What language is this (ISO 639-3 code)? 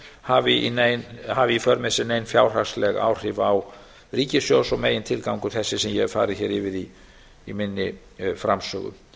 isl